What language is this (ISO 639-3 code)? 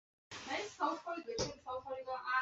zho